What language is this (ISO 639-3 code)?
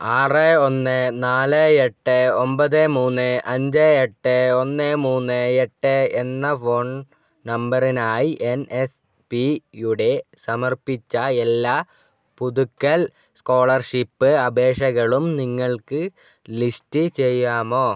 mal